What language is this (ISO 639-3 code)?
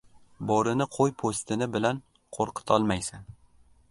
uzb